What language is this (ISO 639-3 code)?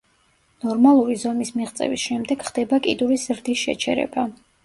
kat